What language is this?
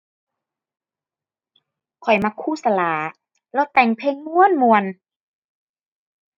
Thai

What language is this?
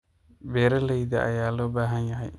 Somali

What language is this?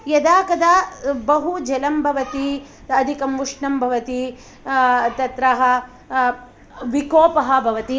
Sanskrit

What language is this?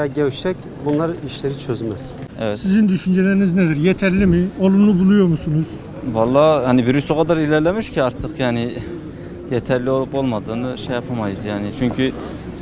Turkish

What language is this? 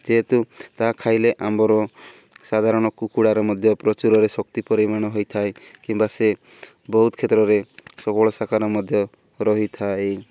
Odia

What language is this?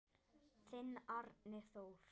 Icelandic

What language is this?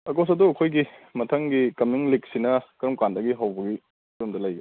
Manipuri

